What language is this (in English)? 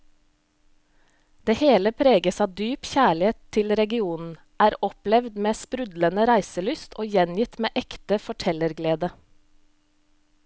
Norwegian